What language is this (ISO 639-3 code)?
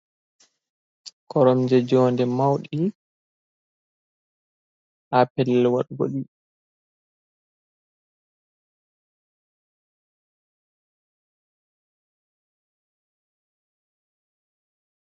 ful